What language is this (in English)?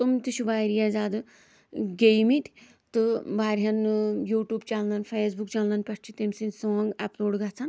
Kashmiri